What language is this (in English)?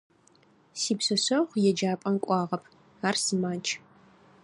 Adyghe